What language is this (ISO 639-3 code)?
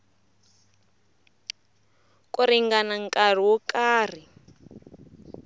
tso